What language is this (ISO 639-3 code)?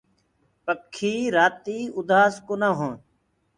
ggg